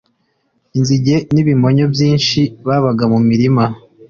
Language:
Kinyarwanda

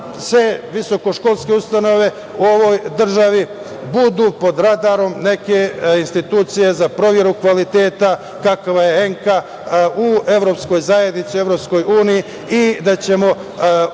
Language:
Serbian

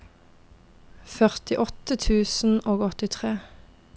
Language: Norwegian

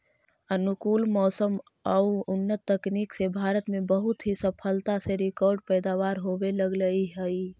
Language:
Magahi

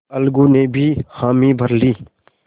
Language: Hindi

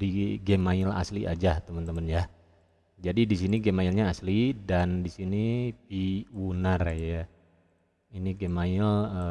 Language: Indonesian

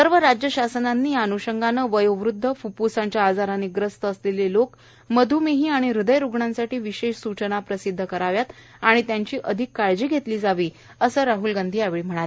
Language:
Marathi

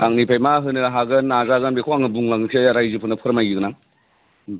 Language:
Bodo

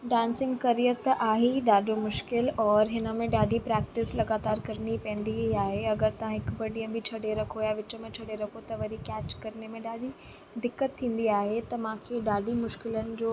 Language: Sindhi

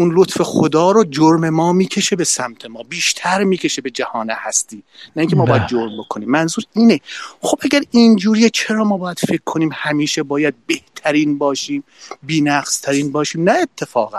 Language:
Persian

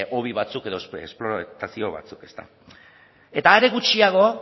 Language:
Basque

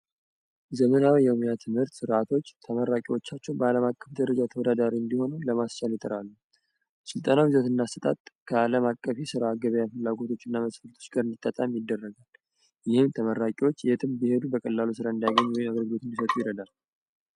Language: Amharic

